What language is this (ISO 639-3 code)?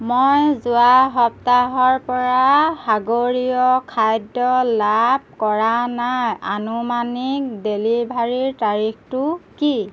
asm